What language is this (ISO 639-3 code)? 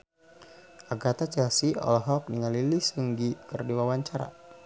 sun